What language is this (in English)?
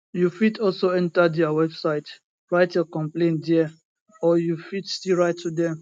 Nigerian Pidgin